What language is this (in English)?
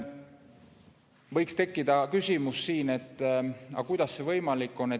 Estonian